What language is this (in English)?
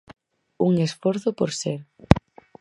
Galician